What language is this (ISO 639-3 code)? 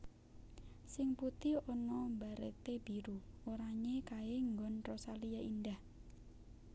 jav